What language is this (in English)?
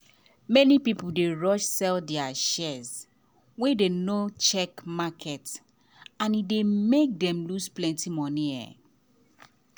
Nigerian Pidgin